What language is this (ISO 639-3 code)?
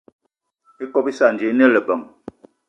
eto